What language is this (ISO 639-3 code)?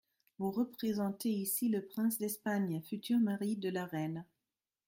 fra